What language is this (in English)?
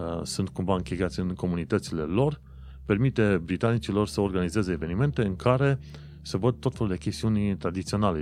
Romanian